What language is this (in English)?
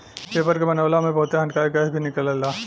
Bhojpuri